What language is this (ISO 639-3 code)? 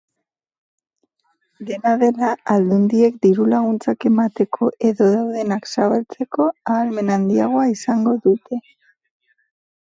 eus